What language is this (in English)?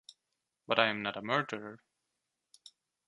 English